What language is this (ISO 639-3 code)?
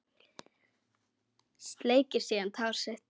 isl